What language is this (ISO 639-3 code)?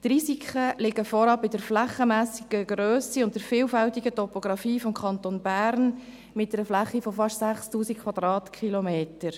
gsw